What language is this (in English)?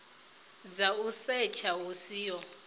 Venda